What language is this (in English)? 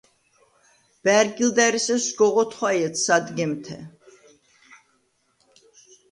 Svan